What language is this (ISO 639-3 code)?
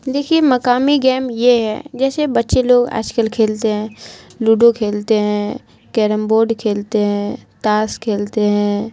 urd